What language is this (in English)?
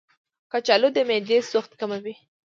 Pashto